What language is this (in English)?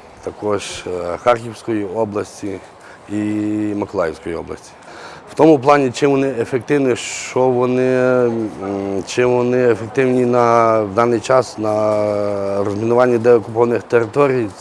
Ukrainian